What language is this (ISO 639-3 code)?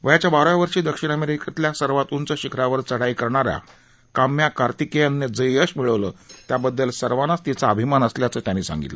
mar